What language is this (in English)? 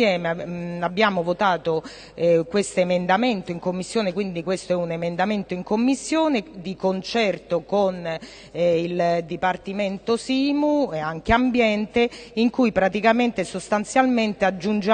Italian